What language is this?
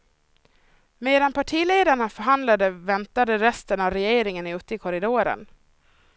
Swedish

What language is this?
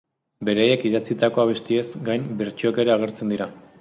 Basque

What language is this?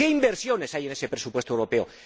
Spanish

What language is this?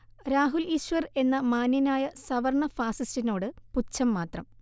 Malayalam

